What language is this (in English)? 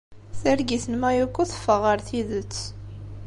Kabyle